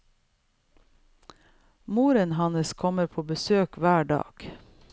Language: Norwegian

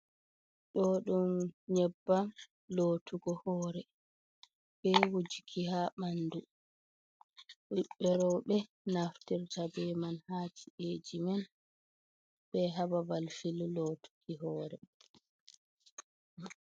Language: Fula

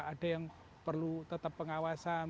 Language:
Indonesian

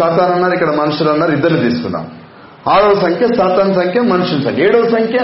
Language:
Telugu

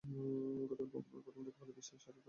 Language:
Bangla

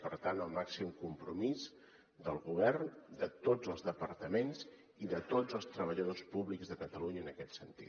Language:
Catalan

